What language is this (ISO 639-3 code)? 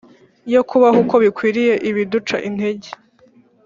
kin